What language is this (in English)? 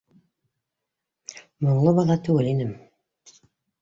Bashkir